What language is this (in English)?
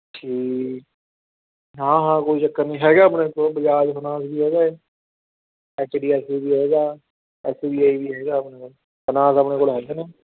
Punjabi